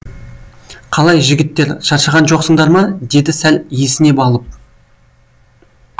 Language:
Kazakh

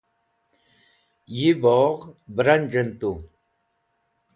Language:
Wakhi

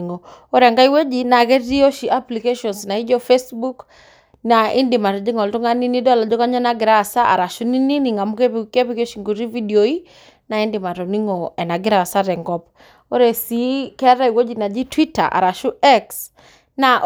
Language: Masai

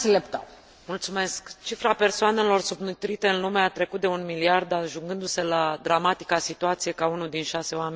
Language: Romanian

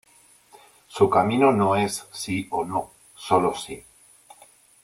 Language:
Spanish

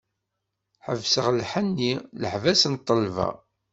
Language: Kabyle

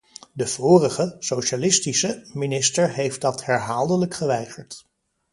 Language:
Dutch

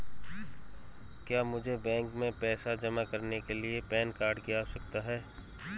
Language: Hindi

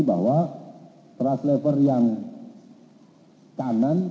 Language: Indonesian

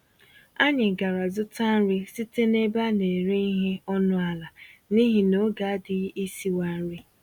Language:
Igbo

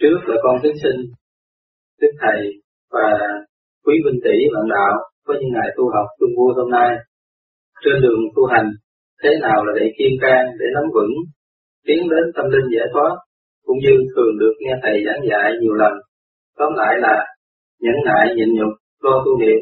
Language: Vietnamese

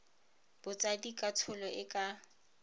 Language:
Tswana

